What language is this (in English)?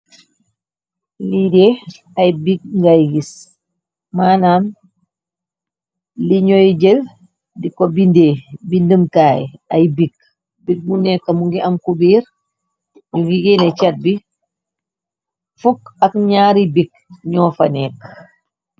Wolof